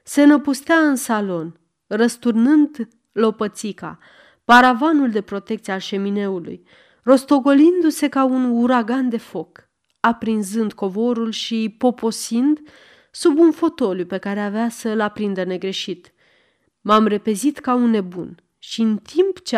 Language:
Romanian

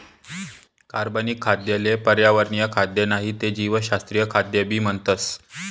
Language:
Marathi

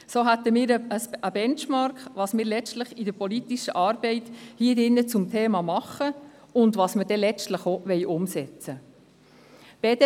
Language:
Swiss German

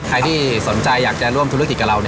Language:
Thai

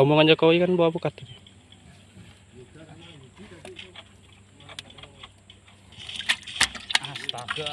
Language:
Indonesian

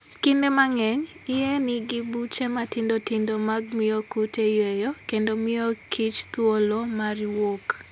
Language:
Luo (Kenya and Tanzania)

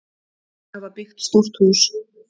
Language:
Icelandic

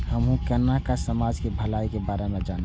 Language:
Maithili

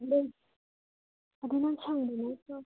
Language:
Manipuri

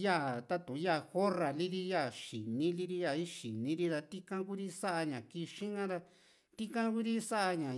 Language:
Juxtlahuaca Mixtec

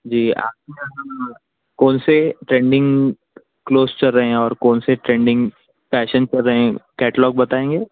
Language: Urdu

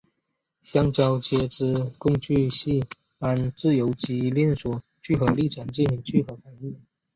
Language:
Chinese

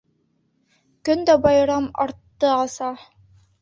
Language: Bashkir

